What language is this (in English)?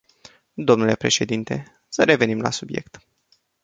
Romanian